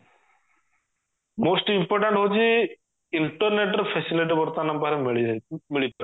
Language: Odia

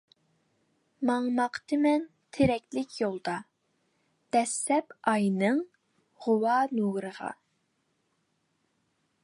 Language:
Uyghur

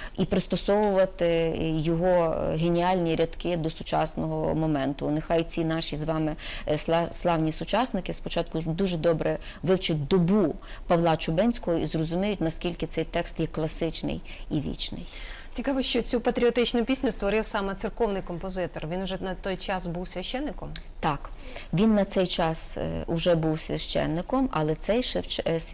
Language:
Ukrainian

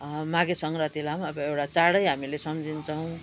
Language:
Nepali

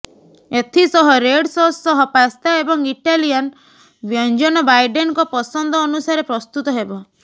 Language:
Odia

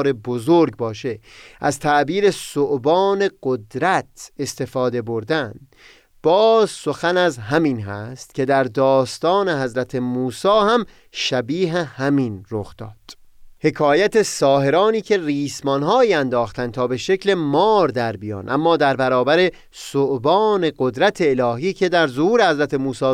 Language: Persian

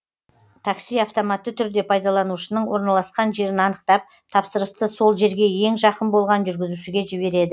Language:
Kazakh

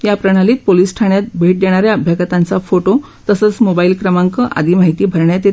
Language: Marathi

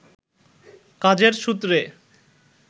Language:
Bangla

